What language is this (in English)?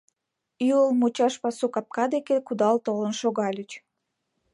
Mari